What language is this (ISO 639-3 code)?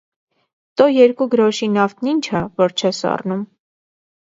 hye